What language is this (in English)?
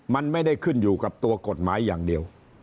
Thai